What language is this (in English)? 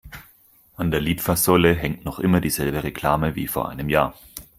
German